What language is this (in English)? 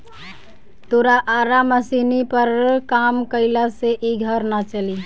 Bhojpuri